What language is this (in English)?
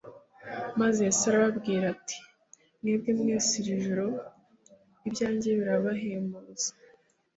Kinyarwanda